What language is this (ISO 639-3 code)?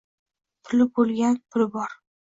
uzb